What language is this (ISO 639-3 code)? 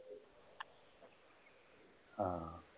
pan